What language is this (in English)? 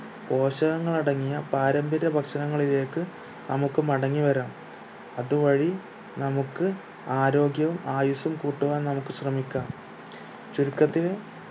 Malayalam